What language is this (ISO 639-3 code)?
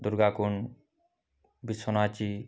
hin